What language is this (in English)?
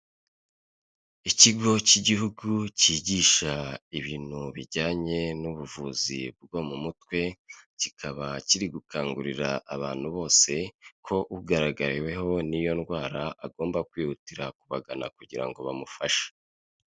Kinyarwanda